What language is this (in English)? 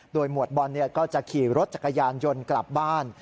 Thai